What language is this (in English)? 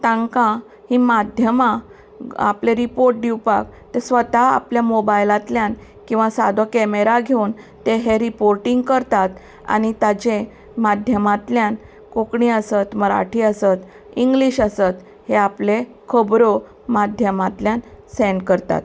Konkani